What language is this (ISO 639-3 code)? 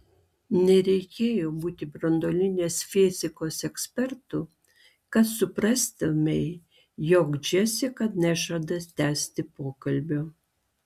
lit